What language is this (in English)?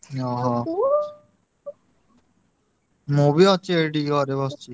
Odia